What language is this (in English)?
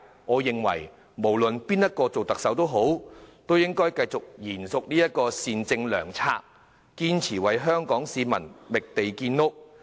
Cantonese